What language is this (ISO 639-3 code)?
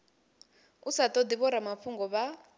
ven